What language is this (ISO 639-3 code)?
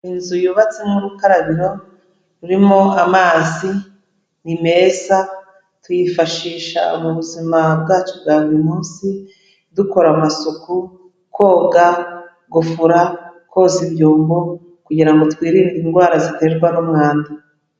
kin